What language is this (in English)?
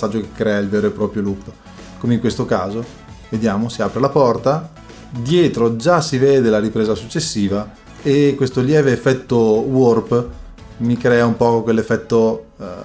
Italian